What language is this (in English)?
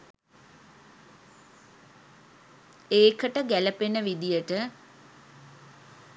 Sinhala